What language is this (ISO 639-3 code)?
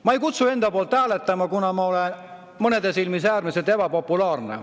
est